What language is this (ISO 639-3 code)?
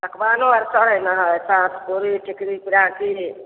mai